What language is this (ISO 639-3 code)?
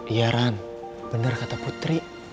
ind